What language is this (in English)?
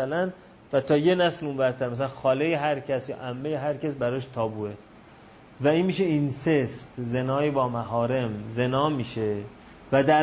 Persian